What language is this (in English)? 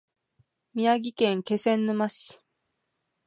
Japanese